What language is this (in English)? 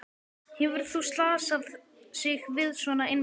Icelandic